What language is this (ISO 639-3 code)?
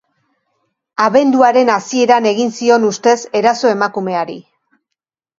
eus